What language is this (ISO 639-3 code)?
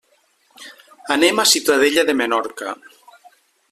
cat